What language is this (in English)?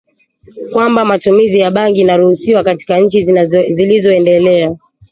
Swahili